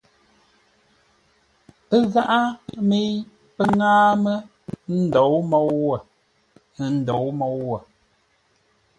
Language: Ngombale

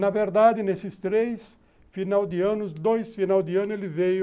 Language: Portuguese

